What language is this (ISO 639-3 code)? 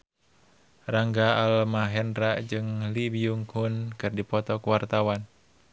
sun